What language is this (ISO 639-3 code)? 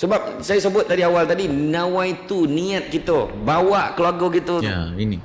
msa